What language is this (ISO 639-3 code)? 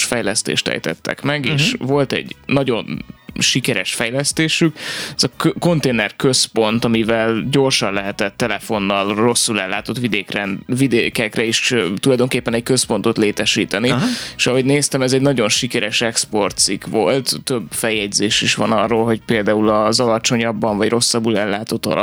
hun